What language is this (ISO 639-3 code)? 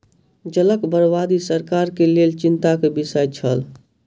mai